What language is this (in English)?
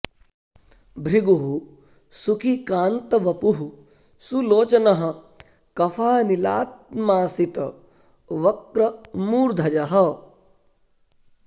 Sanskrit